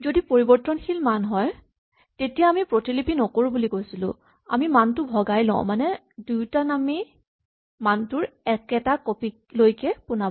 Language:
Assamese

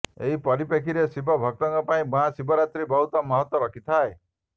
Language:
Odia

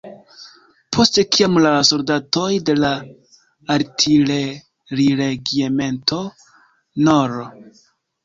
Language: Esperanto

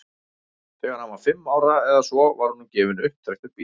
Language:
Icelandic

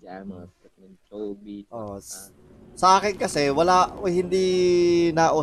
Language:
Filipino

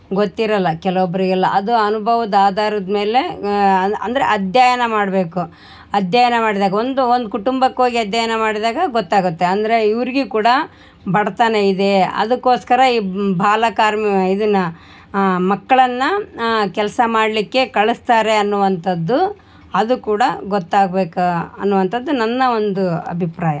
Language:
Kannada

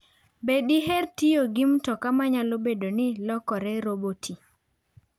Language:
Luo (Kenya and Tanzania)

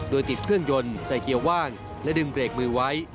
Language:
Thai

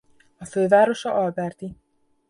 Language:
Hungarian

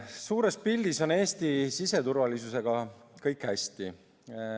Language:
Estonian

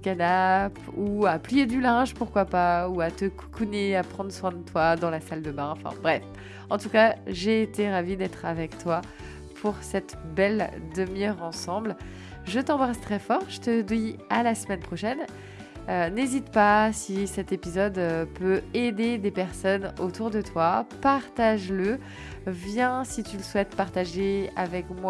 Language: French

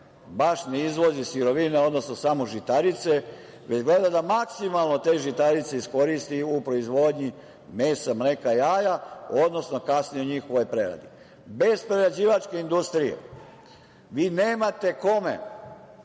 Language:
Serbian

